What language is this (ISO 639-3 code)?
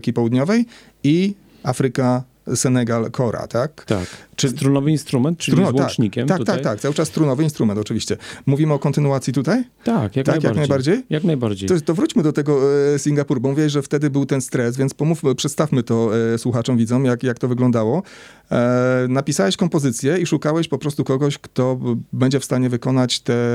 pol